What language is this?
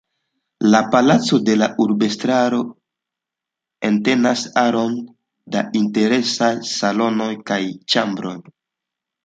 Esperanto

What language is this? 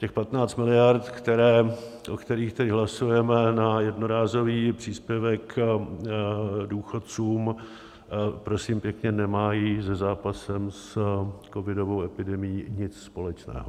Czech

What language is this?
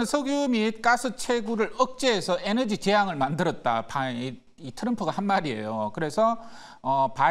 Korean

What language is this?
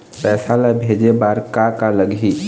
Chhattisgarhi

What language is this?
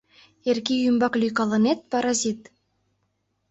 Mari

